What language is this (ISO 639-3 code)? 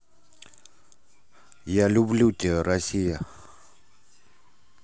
rus